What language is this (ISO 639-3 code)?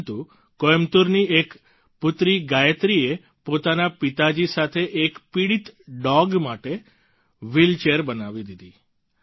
guj